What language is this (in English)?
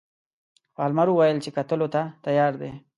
Pashto